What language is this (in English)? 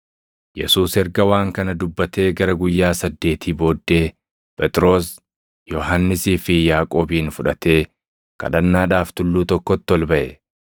Oromo